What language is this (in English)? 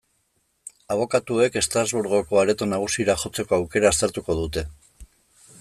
Basque